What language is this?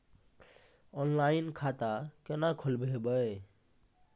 Maithili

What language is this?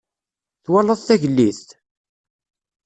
Kabyle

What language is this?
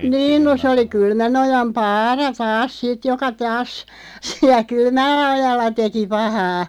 Finnish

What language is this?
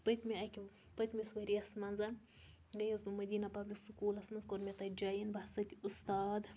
Kashmiri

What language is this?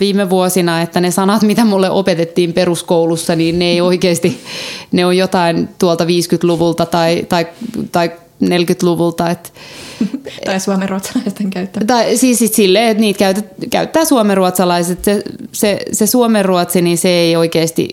Finnish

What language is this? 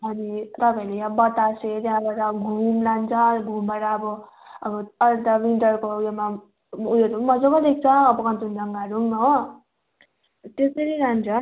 Nepali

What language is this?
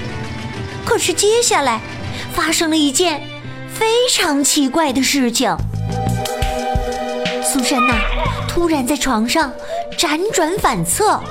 Chinese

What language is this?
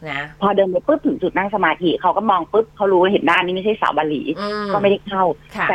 Thai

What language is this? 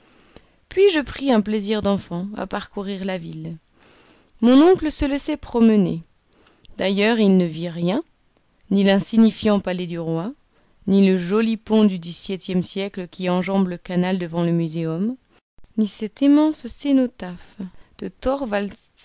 French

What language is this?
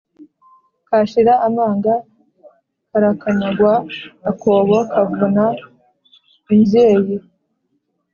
Kinyarwanda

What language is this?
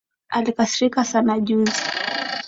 Swahili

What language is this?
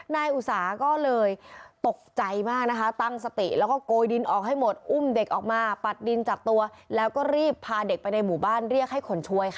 Thai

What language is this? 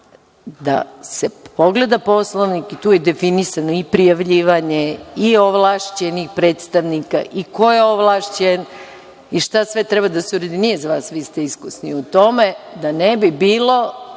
Serbian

